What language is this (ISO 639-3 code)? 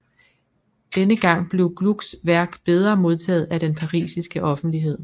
dan